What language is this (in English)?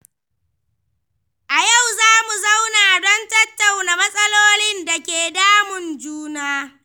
Hausa